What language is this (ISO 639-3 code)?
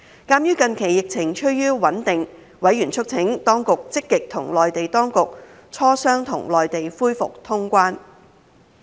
yue